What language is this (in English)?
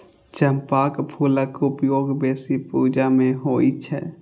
Maithili